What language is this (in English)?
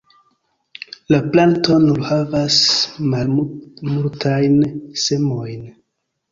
Esperanto